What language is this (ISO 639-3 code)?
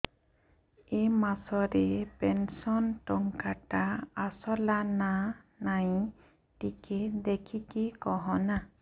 ori